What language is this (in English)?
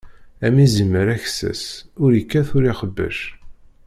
Kabyle